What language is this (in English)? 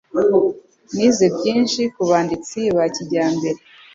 Kinyarwanda